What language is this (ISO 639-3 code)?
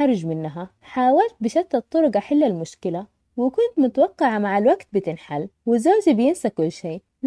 ara